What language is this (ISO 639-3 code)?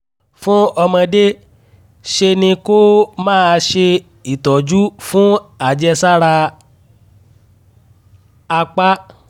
yor